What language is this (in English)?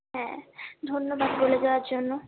Bangla